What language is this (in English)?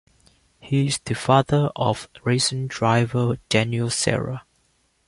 English